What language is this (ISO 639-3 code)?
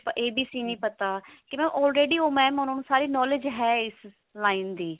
pan